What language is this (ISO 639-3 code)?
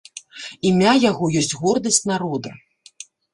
bel